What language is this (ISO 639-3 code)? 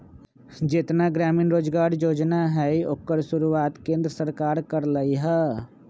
mag